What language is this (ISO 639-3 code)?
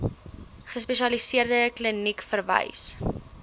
afr